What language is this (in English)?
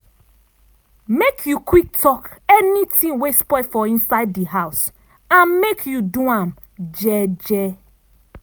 Nigerian Pidgin